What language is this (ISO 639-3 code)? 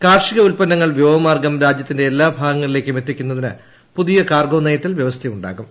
mal